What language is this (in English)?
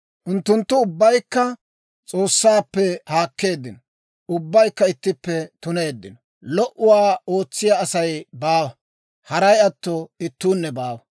Dawro